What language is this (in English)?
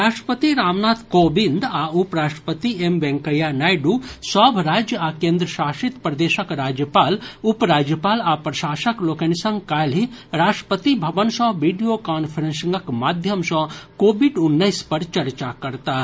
Maithili